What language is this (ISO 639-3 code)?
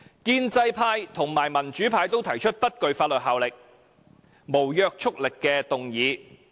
yue